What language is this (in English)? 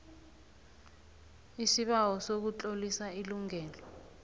South Ndebele